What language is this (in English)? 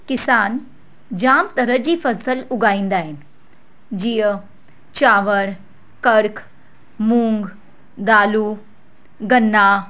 Sindhi